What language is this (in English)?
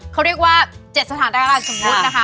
Thai